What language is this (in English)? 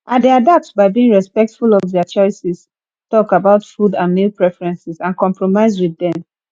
Nigerian Pidgin